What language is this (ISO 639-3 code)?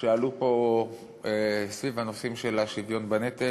heb